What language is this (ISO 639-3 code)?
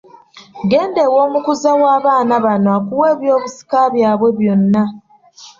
lug